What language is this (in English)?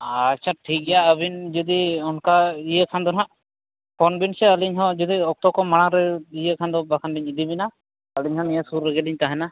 Santali